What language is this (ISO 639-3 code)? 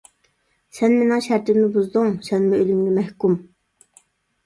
uig